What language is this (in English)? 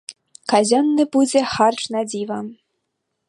Belarusian